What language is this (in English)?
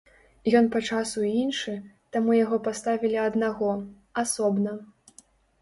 Belarusian